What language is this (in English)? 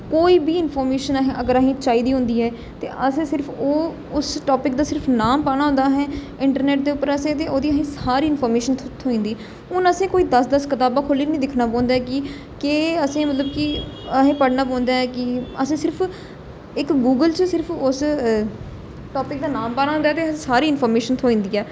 Dogri